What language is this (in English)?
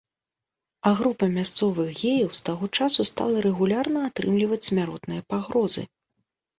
Belarusian